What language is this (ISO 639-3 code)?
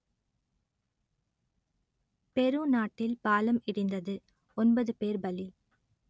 tam